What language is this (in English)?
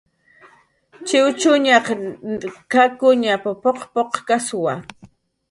Jaqaru